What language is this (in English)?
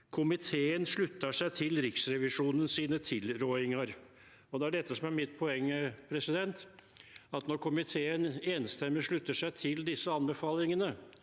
Norwegian